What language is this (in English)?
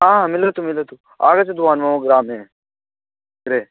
Sanskrit